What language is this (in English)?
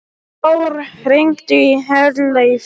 Icelandic